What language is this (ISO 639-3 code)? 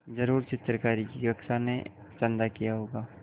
hin